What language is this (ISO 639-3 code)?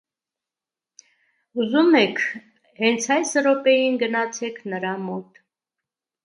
hye